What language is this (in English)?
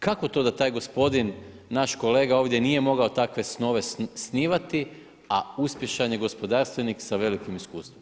Croatian